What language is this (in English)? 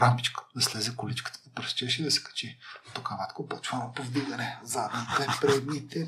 Bulgarian